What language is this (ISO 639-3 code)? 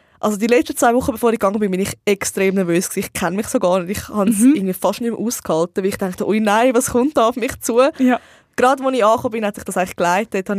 deu